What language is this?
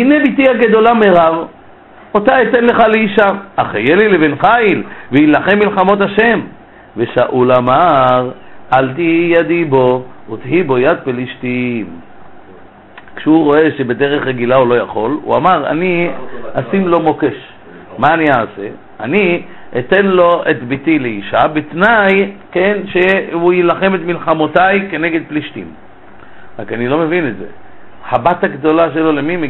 Hebrew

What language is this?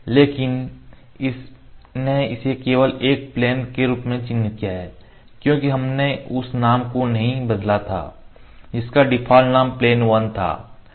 Hindi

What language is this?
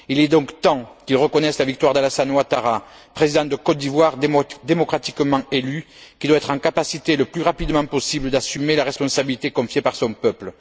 French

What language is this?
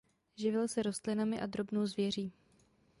Czech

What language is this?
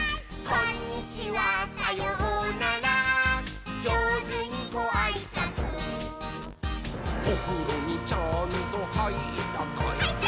Japanese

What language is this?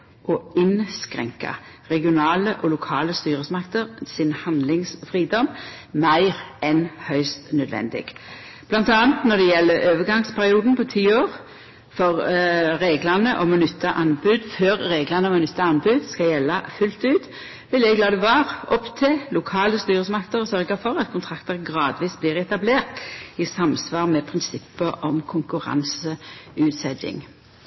Norwegian Nynorsk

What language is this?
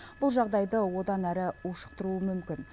Kazakh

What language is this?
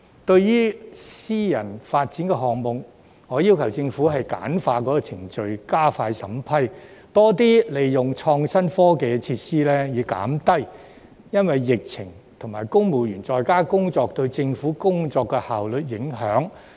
Cantonese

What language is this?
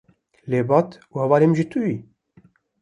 Kurdish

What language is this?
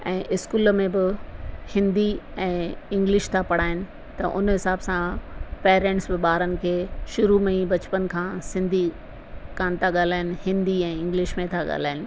Sindhi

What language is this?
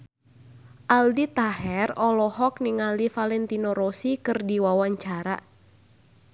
Sundanese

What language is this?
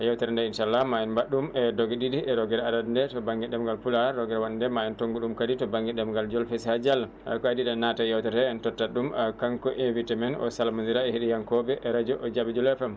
Fula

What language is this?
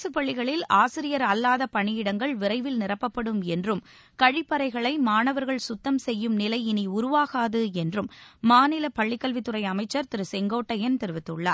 Tamil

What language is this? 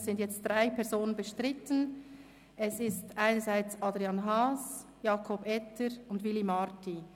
Swiss German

